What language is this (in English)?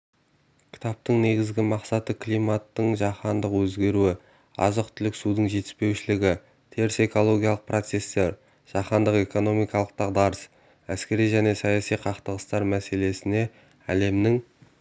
Kazakh